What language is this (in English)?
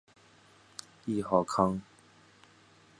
Chinese